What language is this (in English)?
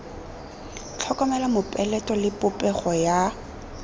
Tswana